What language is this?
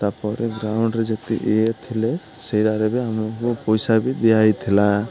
Odia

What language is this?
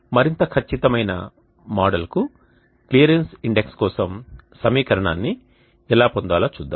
Telugu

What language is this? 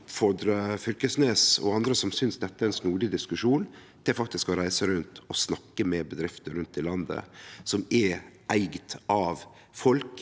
Norwegian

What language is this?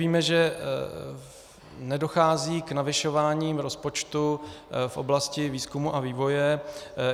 Czech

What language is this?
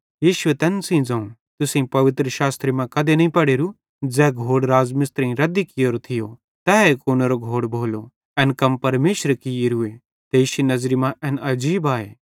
Bhadrawahi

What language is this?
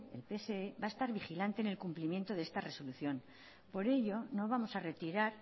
Spanish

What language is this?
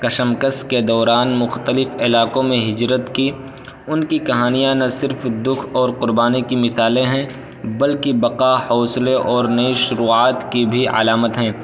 Urdu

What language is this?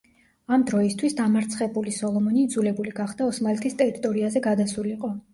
Georgian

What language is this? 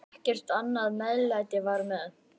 Icelandic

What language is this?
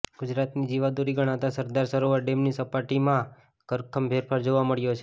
Gujarati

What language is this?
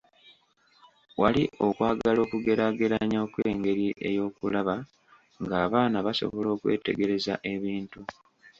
Ganda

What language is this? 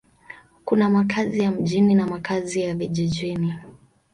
Swahili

